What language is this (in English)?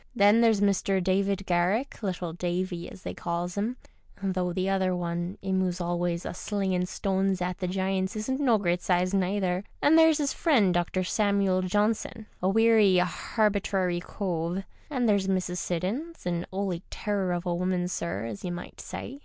English